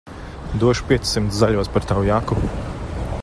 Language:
Latvian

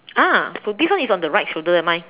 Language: English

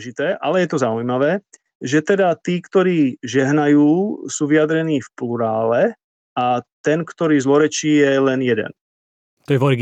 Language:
Slovak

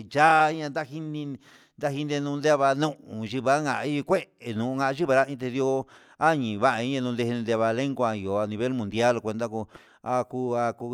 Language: Huitepec Mixtec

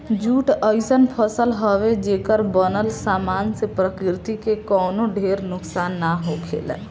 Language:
Bhojpuri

